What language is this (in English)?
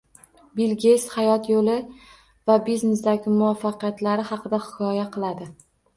Uzbek